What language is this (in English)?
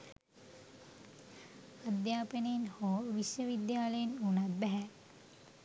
Sinhala